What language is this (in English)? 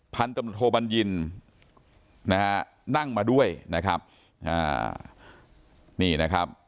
Thai